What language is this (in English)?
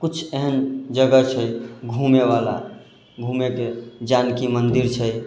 Maithili